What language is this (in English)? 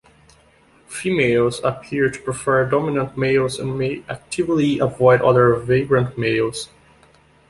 English